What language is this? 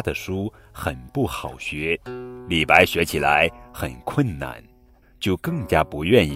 Chinese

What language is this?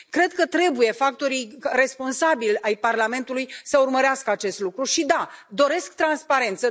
Romanian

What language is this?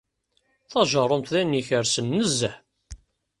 Kabyle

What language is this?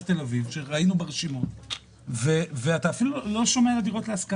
Hebrew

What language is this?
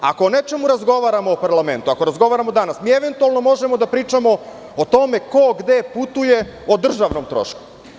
Serbian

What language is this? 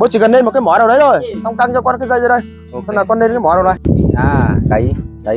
Vietnamese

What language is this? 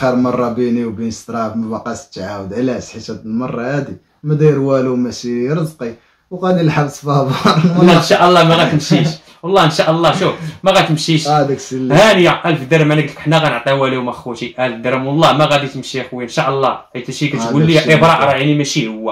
Arabic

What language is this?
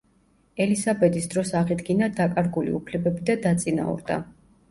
Georgian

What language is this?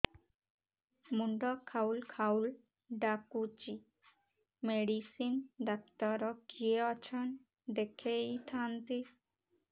Odia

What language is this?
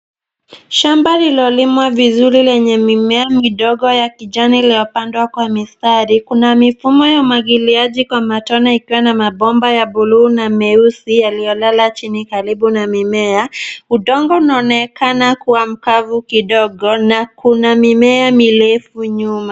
Swahili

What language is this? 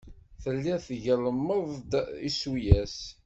Kabyle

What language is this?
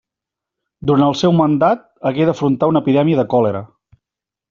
Catalan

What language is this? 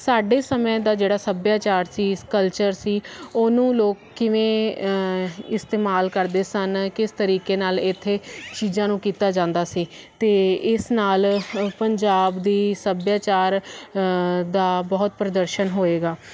Punjabi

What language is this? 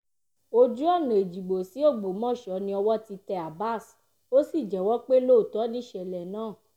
Yoruba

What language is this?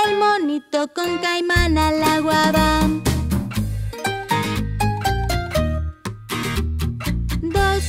Spanish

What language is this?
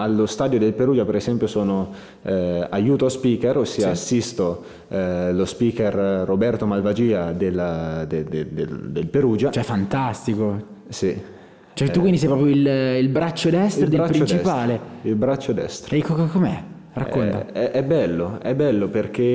Italian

